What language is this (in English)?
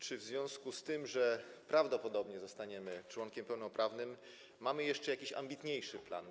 Polish